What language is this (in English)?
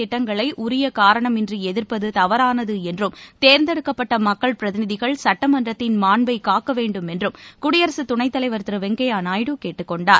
Tamil